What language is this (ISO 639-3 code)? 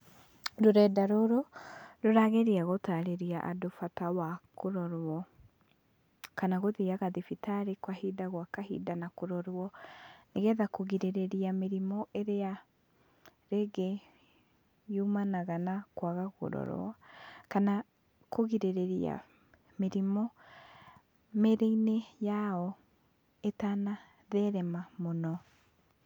kik